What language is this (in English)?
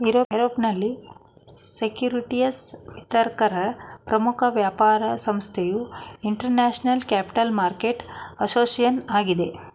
Kannada